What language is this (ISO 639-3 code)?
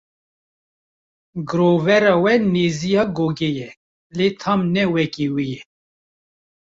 kur